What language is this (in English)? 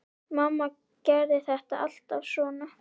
Icelandic